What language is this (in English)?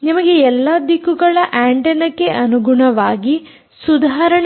Kannada